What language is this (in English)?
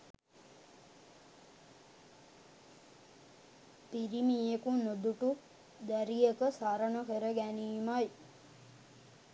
Sinhala